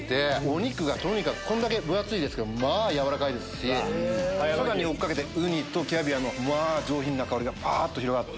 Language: Japanese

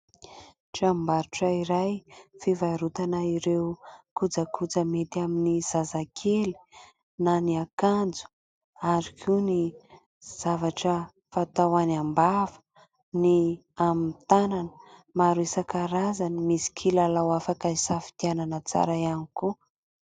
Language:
Malagasy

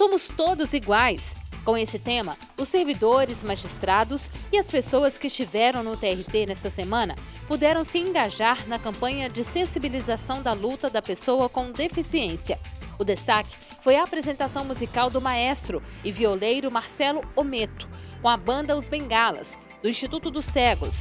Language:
Portuguese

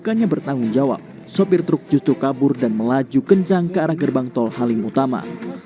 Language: Indonesian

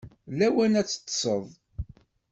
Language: Kabyle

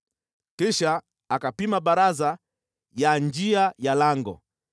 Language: Swahili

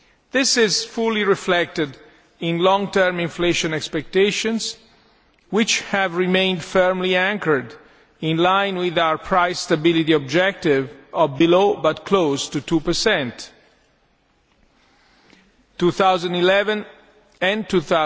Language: English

